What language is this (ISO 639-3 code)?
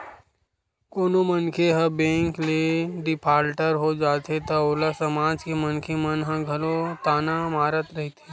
hne